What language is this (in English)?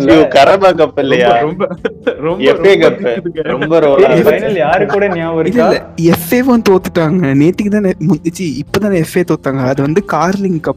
Tamil